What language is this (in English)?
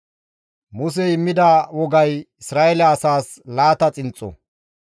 Gamo